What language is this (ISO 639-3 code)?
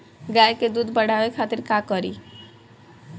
bho